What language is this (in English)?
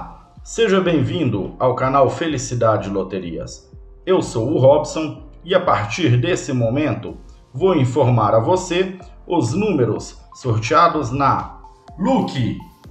Portuguese